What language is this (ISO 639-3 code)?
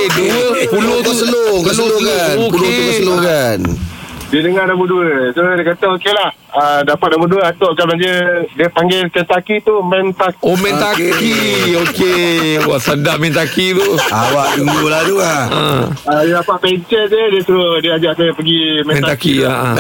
msa